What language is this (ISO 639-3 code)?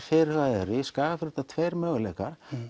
isl